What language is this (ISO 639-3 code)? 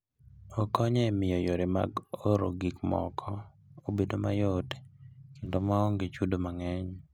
luo